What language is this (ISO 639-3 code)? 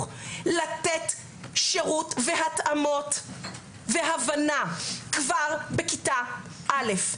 heb